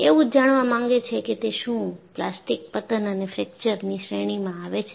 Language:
Gujarati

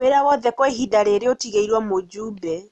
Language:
Kikuyu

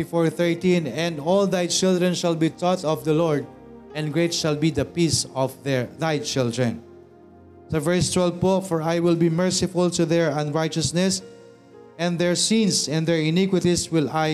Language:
Filipino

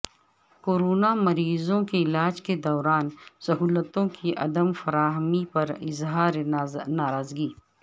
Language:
Urdu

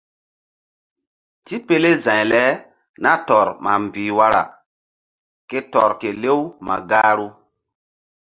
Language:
Mbum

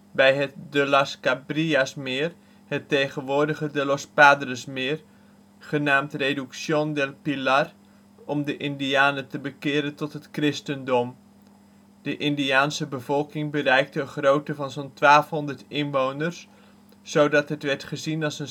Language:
Dutch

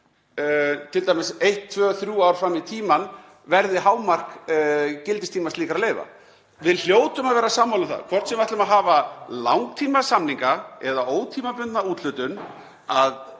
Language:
Icelandic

